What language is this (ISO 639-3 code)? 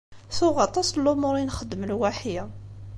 kab